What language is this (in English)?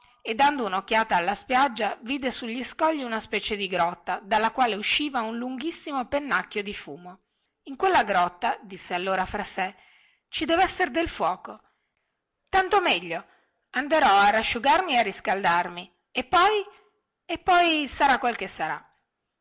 Italian